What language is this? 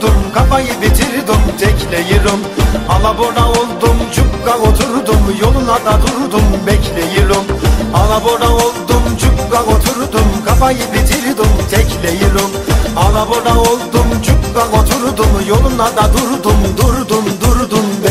Romanian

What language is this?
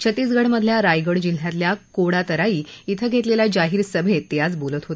Marathi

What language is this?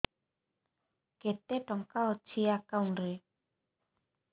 Odia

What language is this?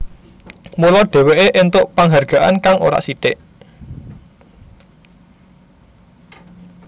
Javanese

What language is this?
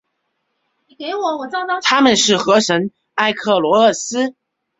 Chinese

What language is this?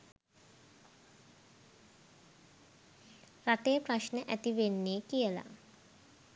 Sinhala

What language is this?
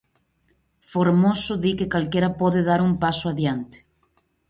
Galician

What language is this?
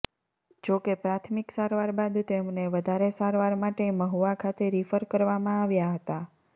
Gujarati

